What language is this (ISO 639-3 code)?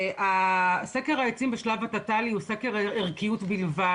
heb